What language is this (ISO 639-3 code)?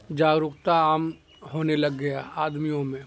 urd